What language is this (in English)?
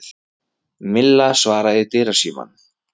Icelandic